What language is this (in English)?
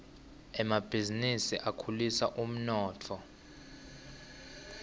Swati